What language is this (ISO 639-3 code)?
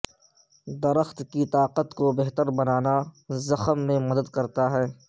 urd